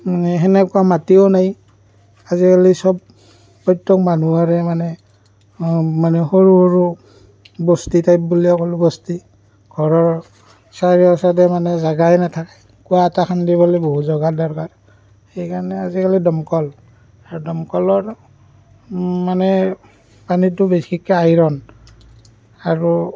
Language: Assamese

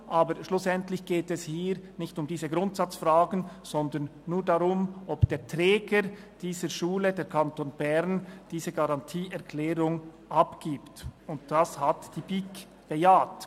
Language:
Swiss German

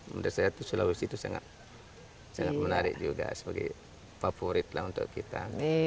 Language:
Indonesian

